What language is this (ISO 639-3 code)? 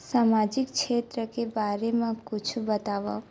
hne